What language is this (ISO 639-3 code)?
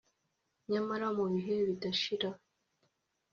kin